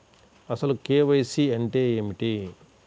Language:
Telugu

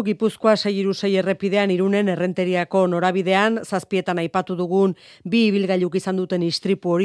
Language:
Spanish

